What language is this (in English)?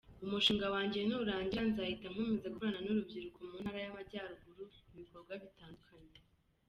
Kinyarwanda